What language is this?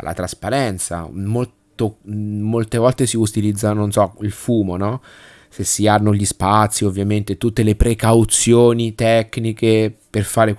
Italian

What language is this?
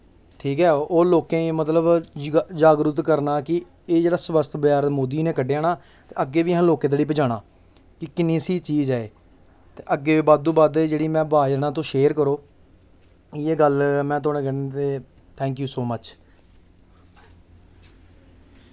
Dogri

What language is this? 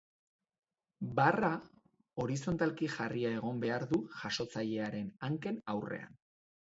Basque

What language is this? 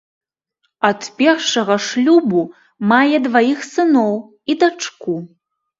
Belarusian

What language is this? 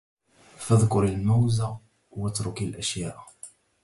Arabic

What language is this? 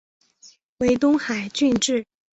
Chinese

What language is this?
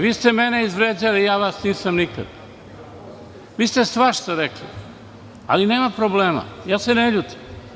Serbian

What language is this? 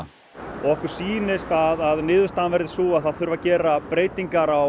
Icelandic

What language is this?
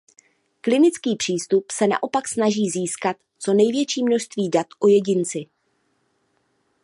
Czech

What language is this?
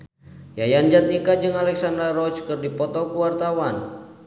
Sundanese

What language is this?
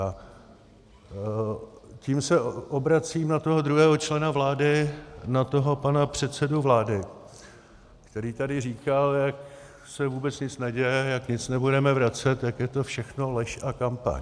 Czech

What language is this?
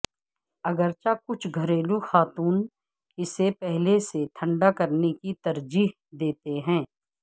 Urdu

